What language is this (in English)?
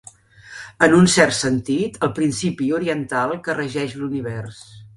Catalan